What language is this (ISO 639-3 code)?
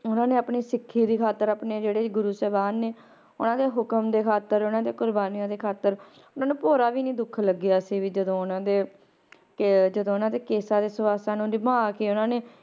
pan